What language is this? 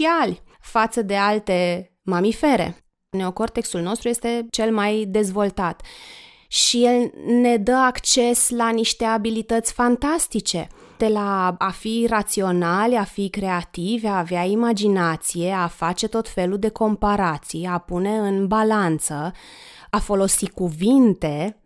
Romanian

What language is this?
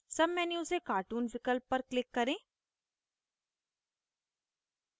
Hindi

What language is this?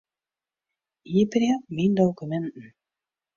Western Frisian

